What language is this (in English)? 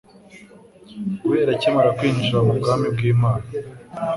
Kinyarwanda